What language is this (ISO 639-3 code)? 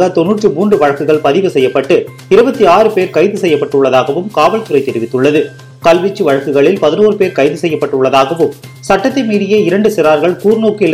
tam